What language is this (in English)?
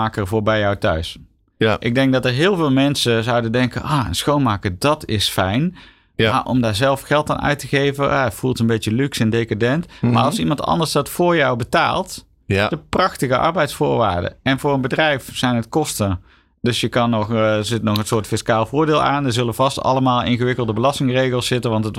Dutch